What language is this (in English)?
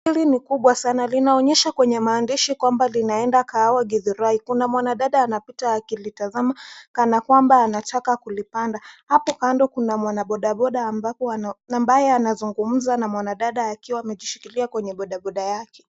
Swahili